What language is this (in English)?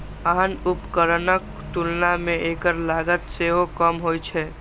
Maithili